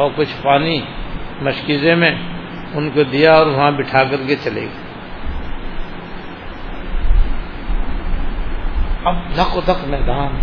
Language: Urdu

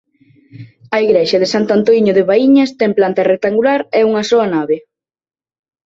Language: Galician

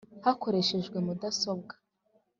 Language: Kinyarwanda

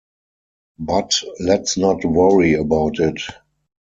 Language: English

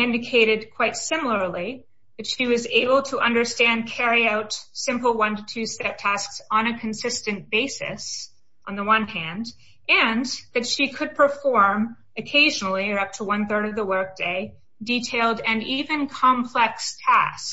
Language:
English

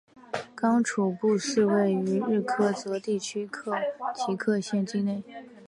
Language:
Chinese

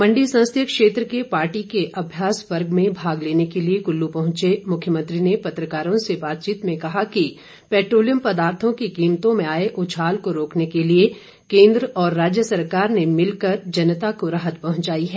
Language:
Hindi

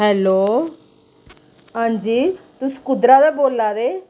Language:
Dogri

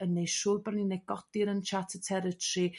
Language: Welsh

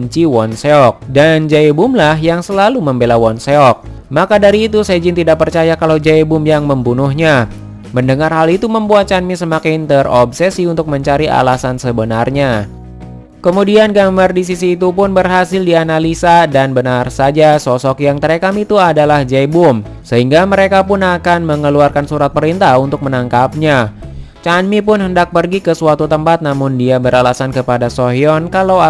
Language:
Indonesian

